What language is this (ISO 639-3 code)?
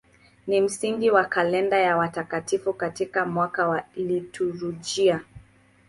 swa